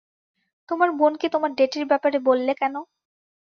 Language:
Bangla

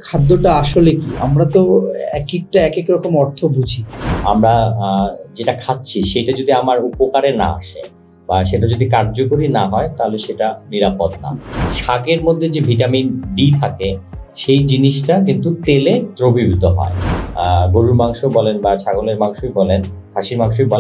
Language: Thai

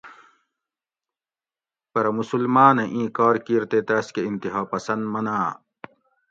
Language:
Gawri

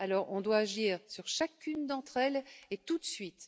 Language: French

